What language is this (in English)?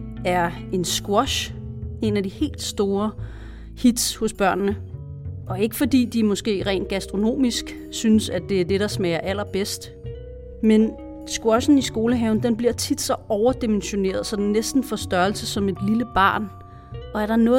Danish